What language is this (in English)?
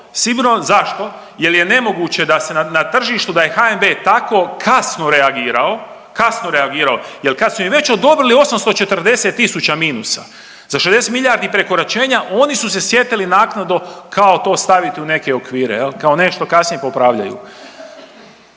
Croatian